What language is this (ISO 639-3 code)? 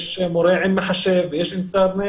heb